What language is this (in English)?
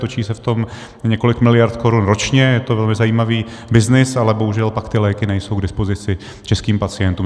Czech